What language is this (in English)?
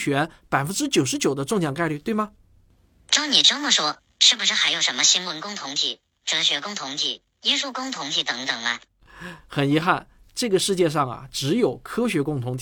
Chinese